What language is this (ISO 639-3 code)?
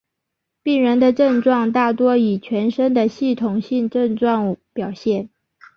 zho